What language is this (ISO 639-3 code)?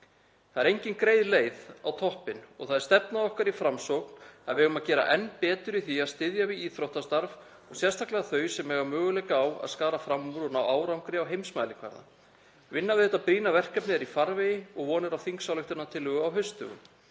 isl